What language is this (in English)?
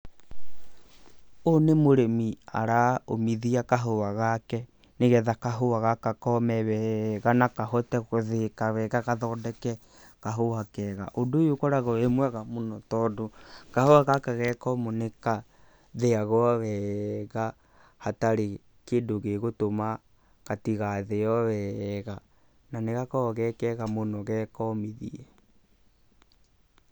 Kikuyu